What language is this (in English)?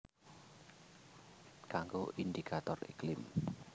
Javanese